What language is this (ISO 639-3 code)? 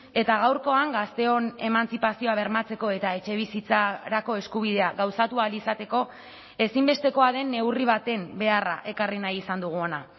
eus